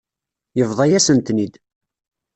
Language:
Kabyle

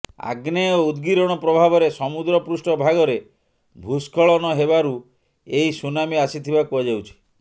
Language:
Odia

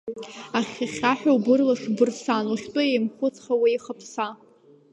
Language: Abkhazian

